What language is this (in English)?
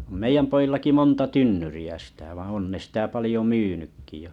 Finnish